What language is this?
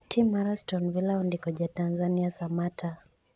Luo (Kenya and Tanzania)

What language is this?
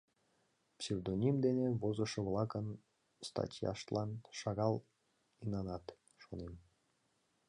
Mari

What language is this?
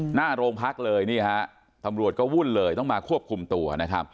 Thai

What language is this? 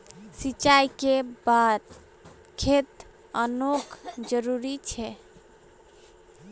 Magahi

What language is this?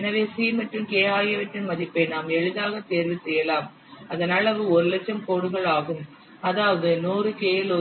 Tamil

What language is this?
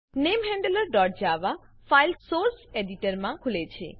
Gujarati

